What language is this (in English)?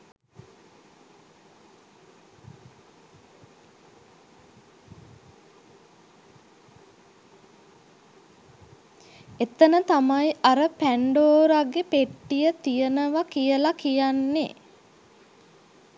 Sinhala